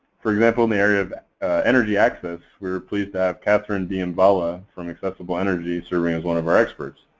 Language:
English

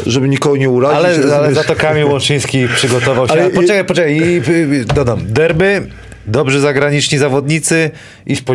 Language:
Polish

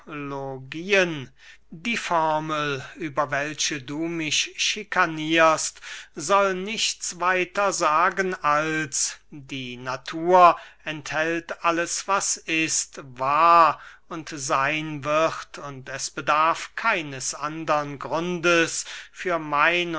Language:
German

